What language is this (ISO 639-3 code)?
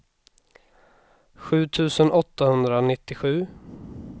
swe